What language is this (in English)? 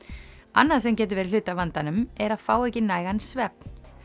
Icelandic